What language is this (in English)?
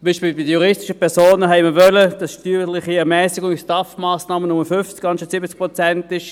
Swiss German